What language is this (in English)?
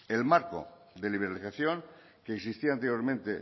Spanish